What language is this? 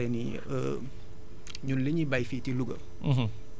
Wolof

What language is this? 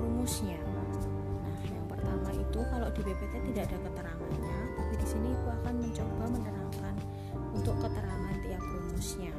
Indonesian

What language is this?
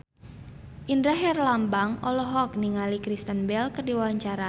Sundanese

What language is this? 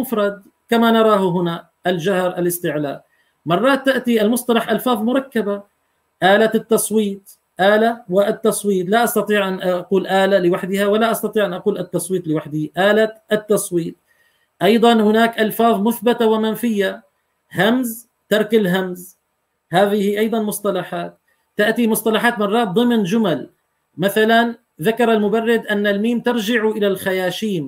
Arabic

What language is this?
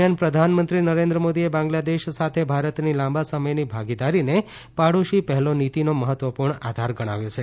Gujarati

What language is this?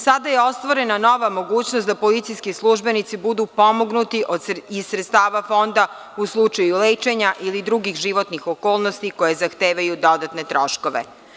Serbian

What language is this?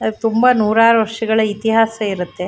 Kannada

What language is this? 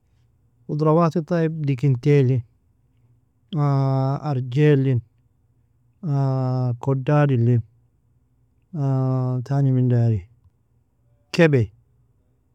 Nobiin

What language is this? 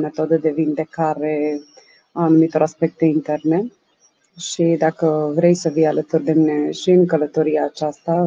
Romanian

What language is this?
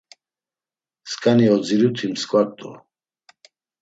Laz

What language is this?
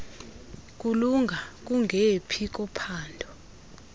Xhosa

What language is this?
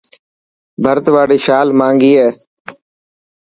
Dhatki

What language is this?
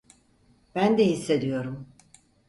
Turkish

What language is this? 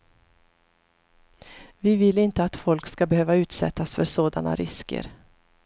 Swedish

